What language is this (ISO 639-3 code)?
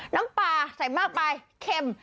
tha